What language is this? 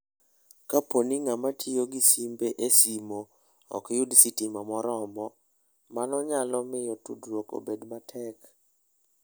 Luo (Kenya and Tanzania)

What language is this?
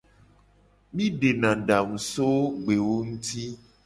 Gen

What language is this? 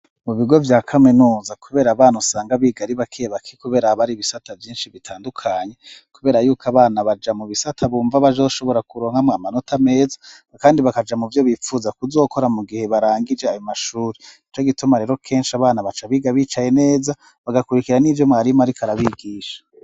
Rundi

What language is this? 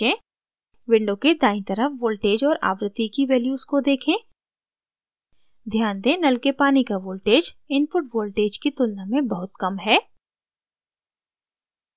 Hindi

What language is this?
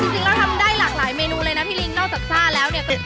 Thai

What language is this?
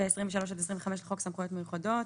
Hebrew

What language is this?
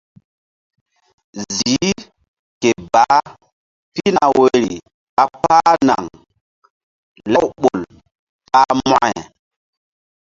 Mbum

